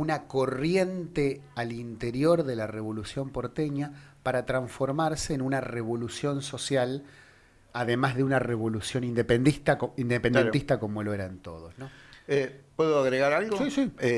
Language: Spanish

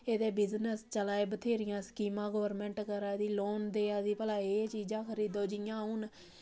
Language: Dogri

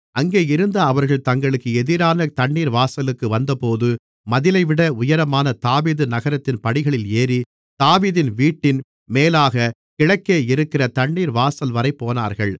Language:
Tamil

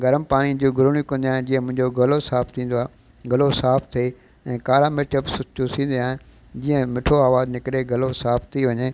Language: Sindhi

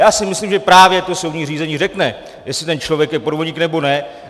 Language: Czech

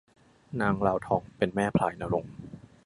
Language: Thai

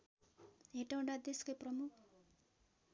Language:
Nepali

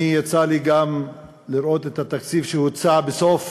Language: Hebrew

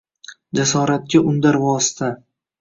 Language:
Uzbek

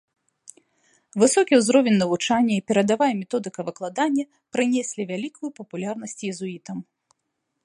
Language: Belarusian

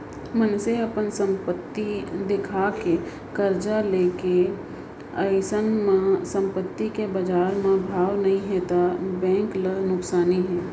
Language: Chhattisgarhi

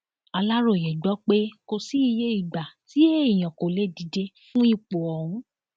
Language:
Yoruba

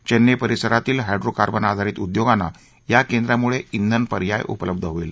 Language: Marathi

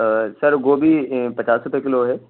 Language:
Urdu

